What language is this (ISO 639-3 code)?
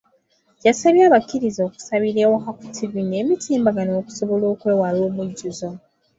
lug